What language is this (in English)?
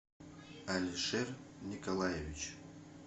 Russian